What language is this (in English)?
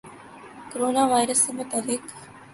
Urdu